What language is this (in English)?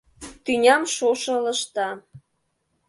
Mari